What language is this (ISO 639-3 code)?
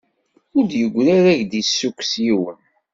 kab